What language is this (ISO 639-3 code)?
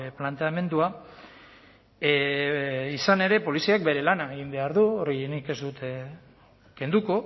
eus